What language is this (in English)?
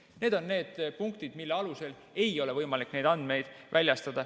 Estonian